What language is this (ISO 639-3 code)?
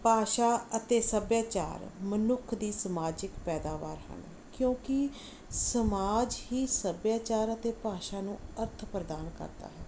pan